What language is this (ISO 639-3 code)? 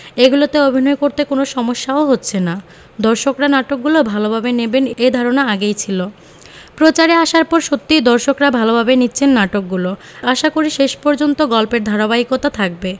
ben